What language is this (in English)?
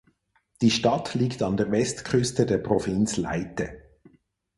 German